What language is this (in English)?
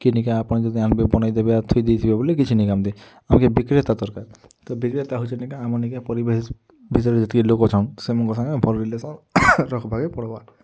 Odia